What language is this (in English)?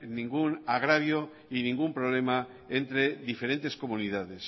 Spanish